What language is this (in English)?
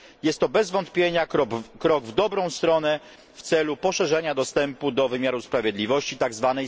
Polish